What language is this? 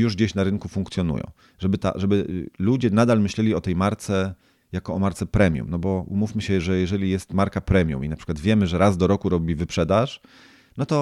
Polish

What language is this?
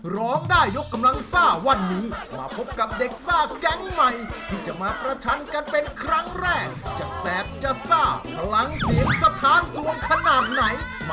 Thai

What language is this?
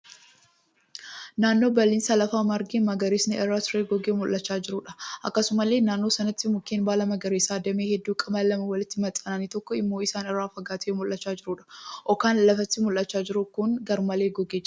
Oromo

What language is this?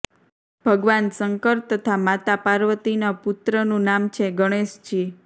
Gujarati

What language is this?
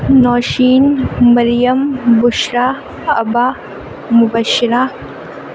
Urdu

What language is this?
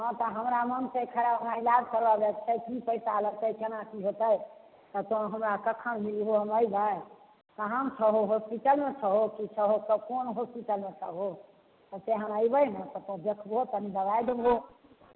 Maithili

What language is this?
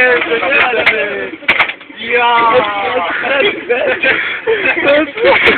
Polish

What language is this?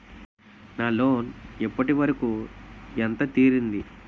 Telugu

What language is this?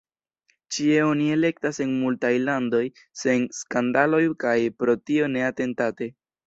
Esperanto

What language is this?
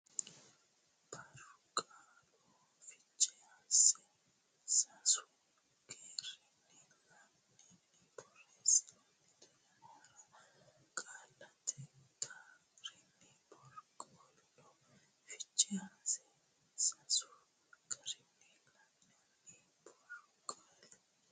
Sidamo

